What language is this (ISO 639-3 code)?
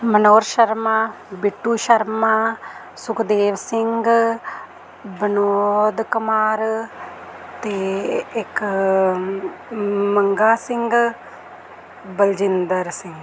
pan